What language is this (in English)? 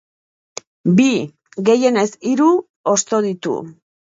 Basque